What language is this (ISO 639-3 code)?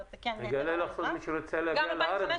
heb